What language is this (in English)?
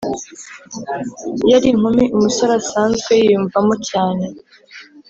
Kinyarwanda